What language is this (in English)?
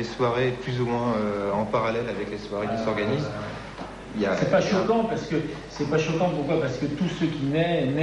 French